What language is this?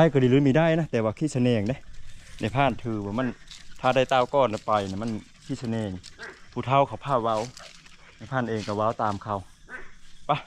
Thai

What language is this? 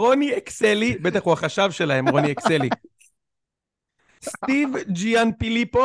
Hebrew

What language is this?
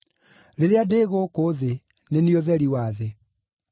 Kikuyu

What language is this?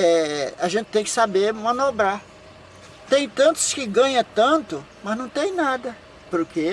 Portuguese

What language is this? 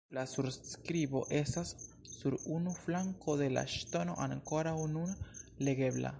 Esperanto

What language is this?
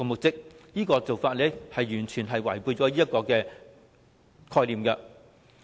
Cantonese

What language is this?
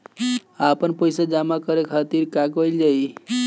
Bhojpuri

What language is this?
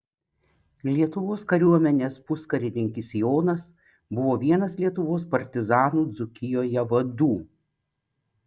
Lithuanian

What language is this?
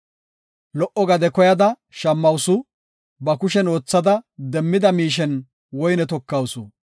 Gofa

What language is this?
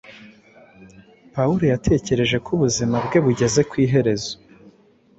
Kinyarwanda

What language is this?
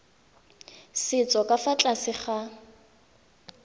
Tswana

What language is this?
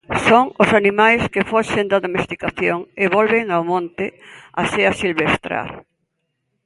Galician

